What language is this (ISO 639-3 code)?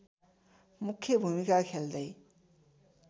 nep